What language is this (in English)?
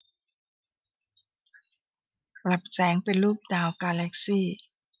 Thai